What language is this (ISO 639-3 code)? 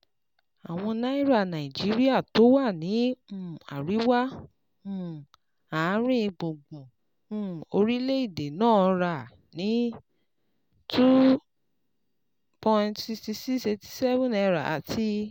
yor